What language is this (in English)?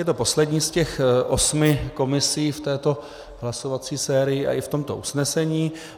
Czech